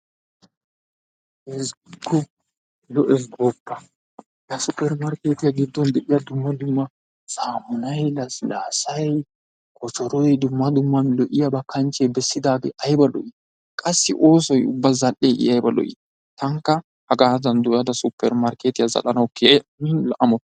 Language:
Wolaytta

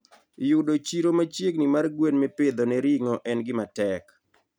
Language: Luo (Kenya and Tanzania)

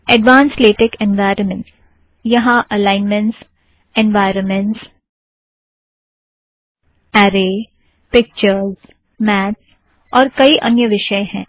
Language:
Hindi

